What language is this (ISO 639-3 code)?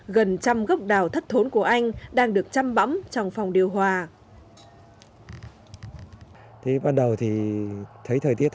vie